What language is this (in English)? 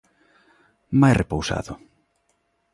Galician